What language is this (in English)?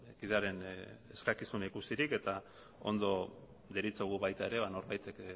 Basque